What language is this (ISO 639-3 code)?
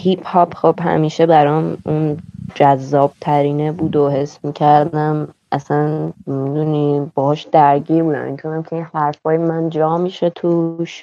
fas